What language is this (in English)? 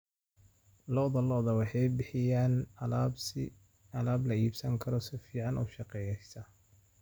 Somali